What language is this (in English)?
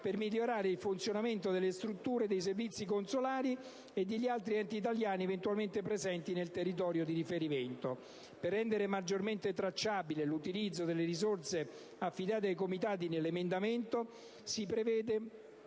Italian